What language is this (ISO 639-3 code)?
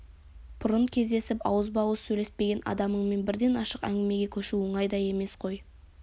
kaz